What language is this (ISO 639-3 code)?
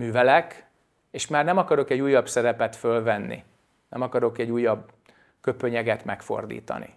hun